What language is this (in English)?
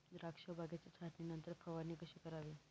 Marathi